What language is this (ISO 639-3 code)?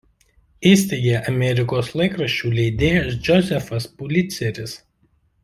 lit